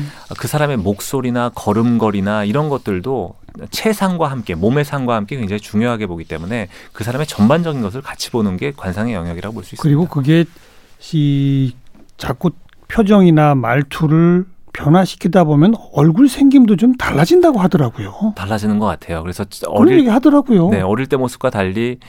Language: Korean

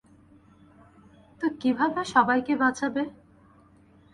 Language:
Bangla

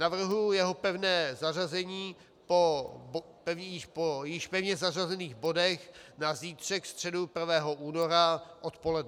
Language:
Czech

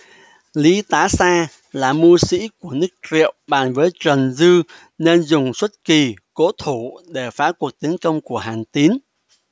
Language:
Vietnamese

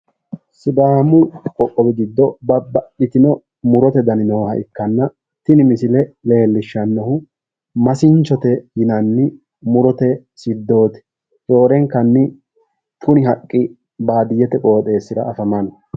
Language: Sidamo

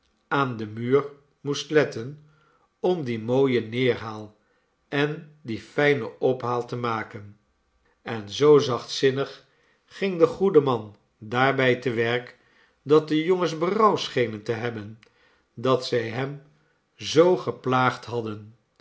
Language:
Dutch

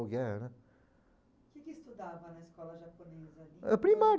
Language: Portuguese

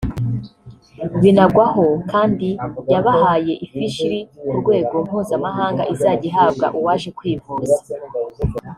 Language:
Kinyarwanda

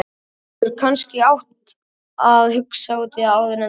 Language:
Icelandic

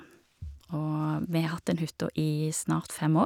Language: Norwegian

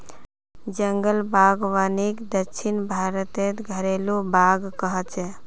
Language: Magahi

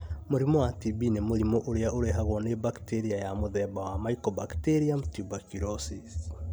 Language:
Kikuyu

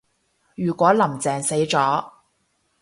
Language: Cantonese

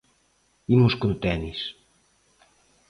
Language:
Galician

